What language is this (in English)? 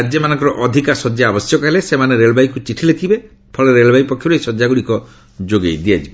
Odia